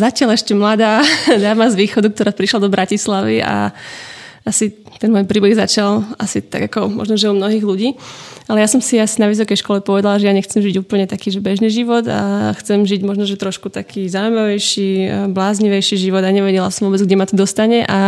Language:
Slovak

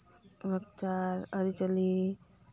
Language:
Santali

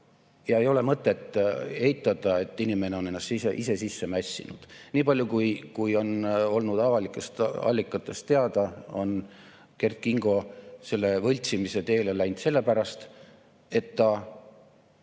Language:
Estonian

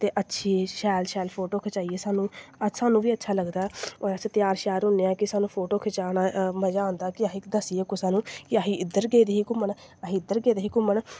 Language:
Dogri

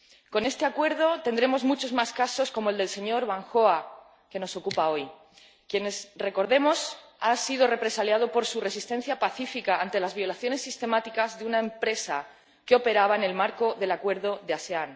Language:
Spanish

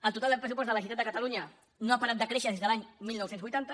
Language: Catalan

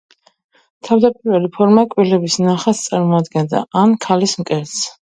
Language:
Georgian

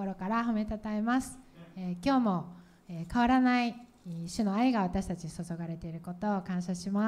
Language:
Japanese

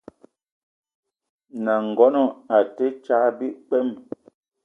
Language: Eton (Cameroon)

